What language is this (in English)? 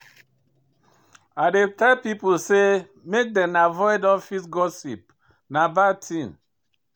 Nigerian Pidgin